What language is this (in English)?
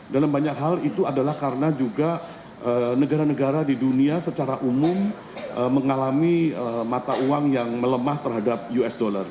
Indonesian